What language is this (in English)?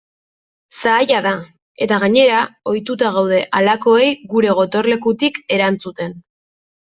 Basque